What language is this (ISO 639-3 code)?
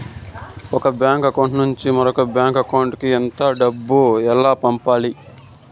tel